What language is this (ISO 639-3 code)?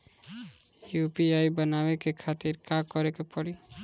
bho